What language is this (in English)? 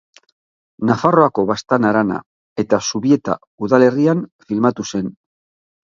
Basque